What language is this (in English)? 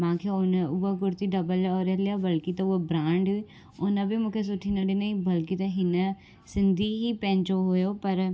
Sindhi